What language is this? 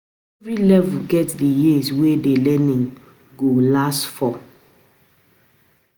Nigerian Pidgin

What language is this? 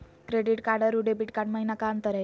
Magahi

